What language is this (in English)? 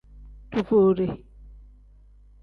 Tem